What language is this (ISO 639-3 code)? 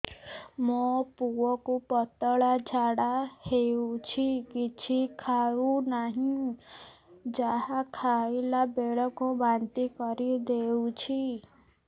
ori